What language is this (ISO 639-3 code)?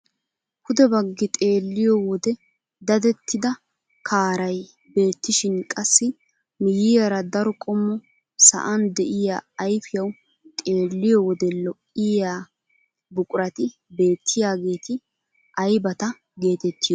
wal